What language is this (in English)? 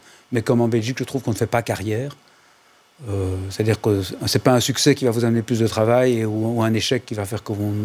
French